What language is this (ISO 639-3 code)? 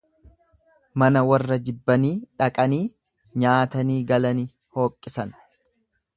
orm